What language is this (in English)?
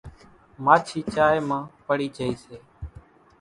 Kachi Koli